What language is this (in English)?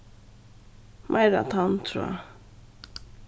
Faroese